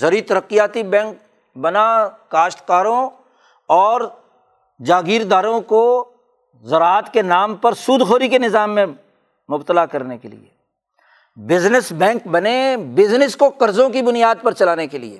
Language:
Urdu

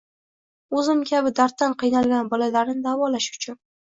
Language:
Uzbek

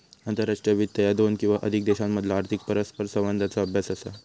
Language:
Marathi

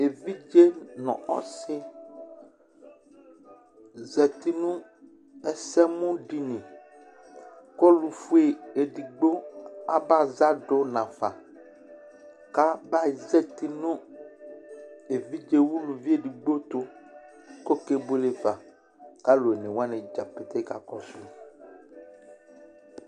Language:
Ikposo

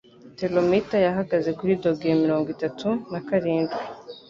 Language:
Kinyarwanda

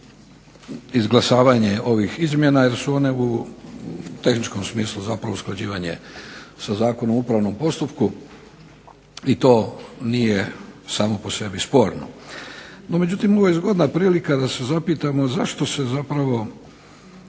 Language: Croatian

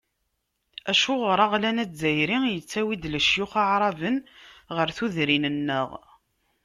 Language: Kabyle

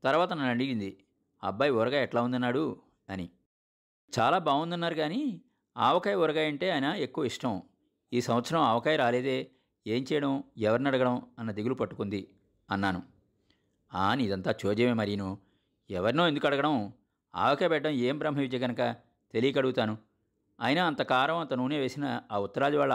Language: Telugu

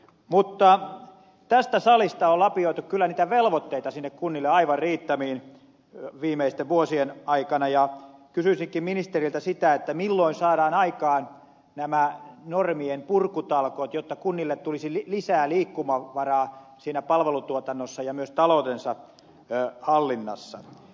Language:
Finnish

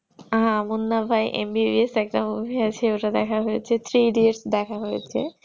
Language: Bangla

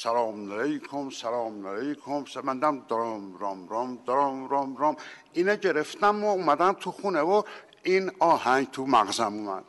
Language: Persian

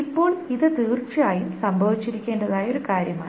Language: Malayalam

